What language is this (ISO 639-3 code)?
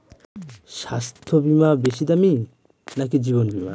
ben